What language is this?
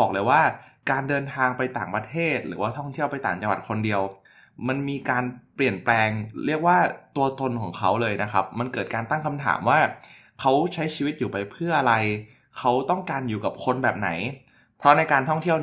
Thai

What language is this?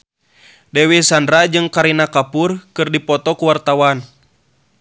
Sundanese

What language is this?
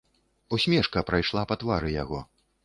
Belarusian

